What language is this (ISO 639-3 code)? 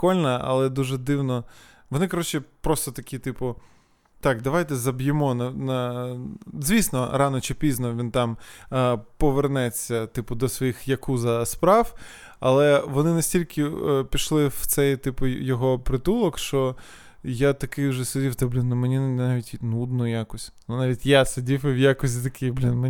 ukr